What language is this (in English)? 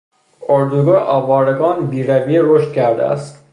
Persian